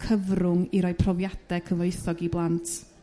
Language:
Welsh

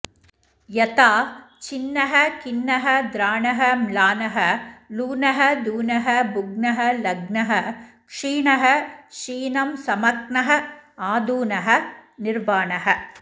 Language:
Sanskrit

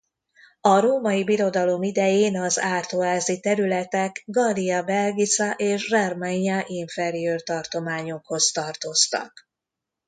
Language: Hungarian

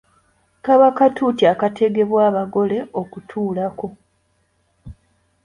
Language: Ganda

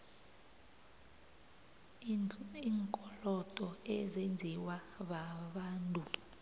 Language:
South Ndebele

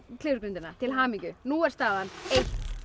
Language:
Icelandic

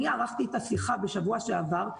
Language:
Hebrew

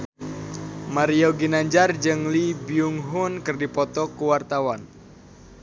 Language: Sundanese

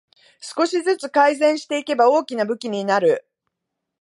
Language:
Japanese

